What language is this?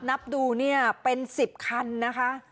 Thai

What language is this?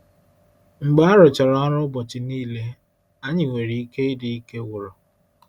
Igbo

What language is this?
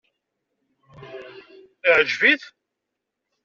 Kabyle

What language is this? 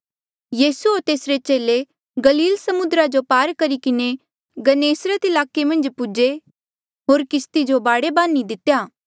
Mandeali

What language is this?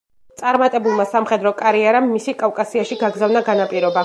Georgian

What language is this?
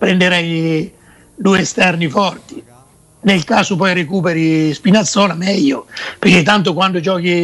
Italian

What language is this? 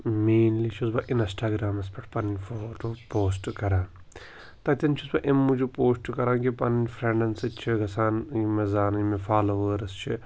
Kashmiri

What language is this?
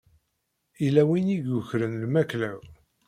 Kabyle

